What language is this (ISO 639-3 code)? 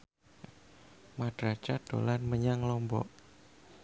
jav